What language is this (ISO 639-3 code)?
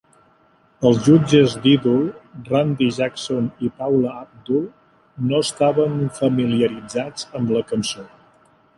cat